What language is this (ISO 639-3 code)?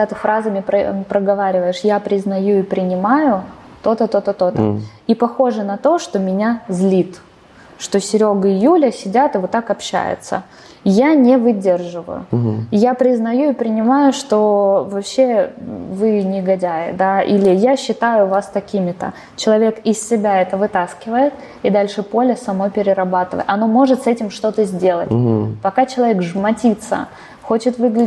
rus